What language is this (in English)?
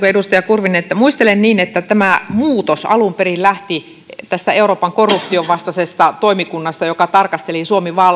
Finnish